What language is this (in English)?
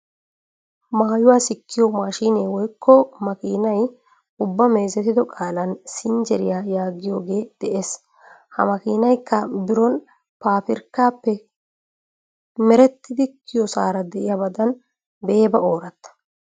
Wolaytta